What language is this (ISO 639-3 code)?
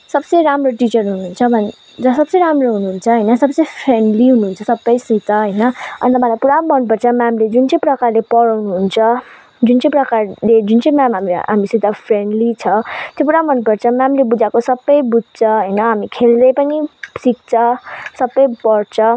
nep